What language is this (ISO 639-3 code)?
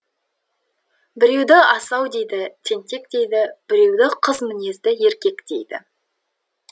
kaz